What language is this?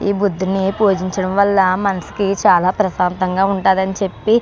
Telugu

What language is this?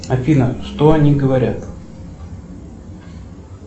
Russian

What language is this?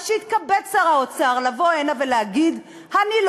Hebrew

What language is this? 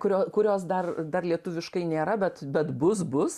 Lithuanian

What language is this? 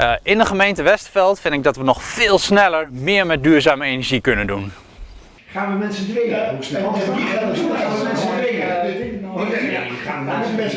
Dutch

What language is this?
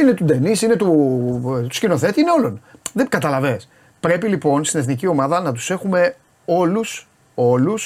Greek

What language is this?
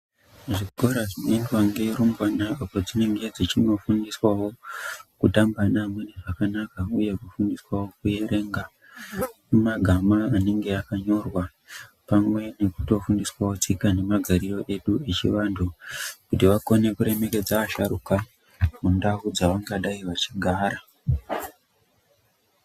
Ndau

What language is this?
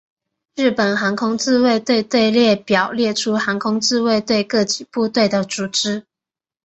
Chinese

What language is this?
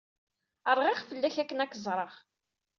Kabyle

